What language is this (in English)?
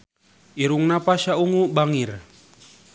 Sundanese